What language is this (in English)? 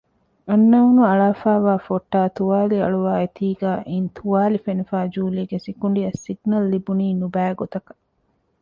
Divehi